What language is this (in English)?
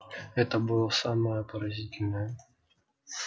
Russian